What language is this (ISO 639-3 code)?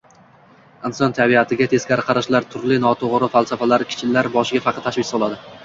uzb